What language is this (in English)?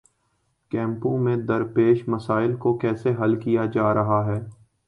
Urdu